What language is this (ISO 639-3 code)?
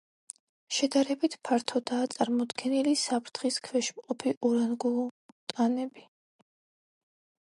kat